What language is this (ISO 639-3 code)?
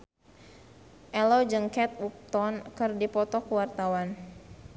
sun